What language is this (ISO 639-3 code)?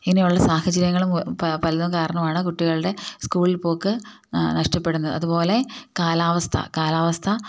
mal